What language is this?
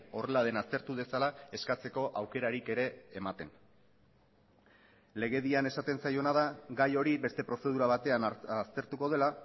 Basque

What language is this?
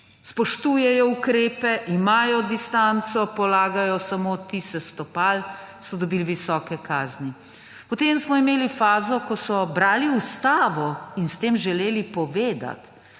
Slovenian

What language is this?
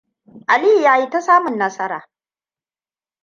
Hausa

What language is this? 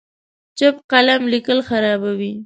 Pashto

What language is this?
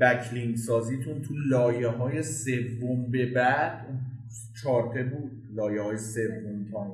Persian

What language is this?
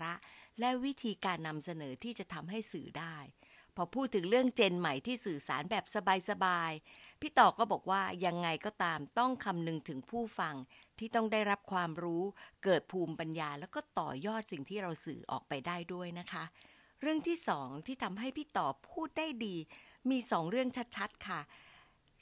Thai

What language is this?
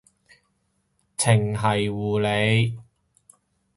Cantonese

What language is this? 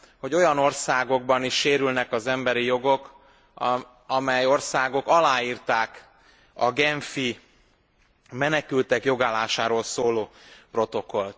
Hungarian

